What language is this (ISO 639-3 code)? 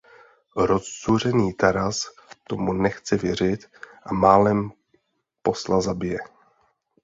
ces